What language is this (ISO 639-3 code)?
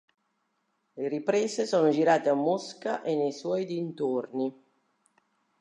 ita